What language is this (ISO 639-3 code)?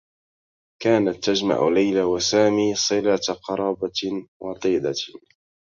ara